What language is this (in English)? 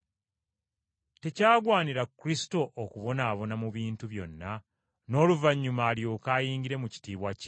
Ganda